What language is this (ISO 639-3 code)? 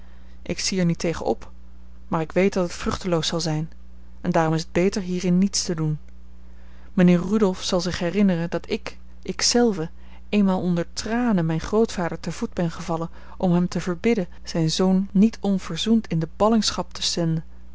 nld